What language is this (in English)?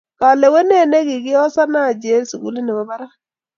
Kalenjin